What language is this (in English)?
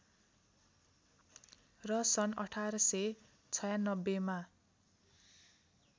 Nepali